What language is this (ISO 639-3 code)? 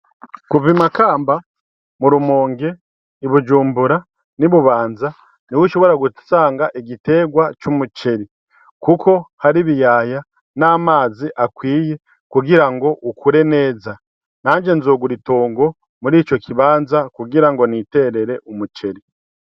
run